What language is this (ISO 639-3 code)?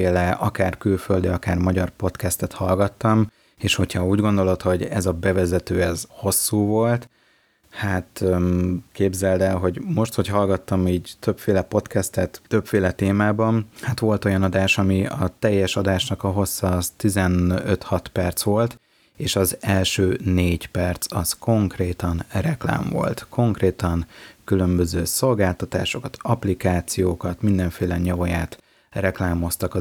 hun